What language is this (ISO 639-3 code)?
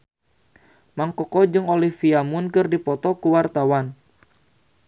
sun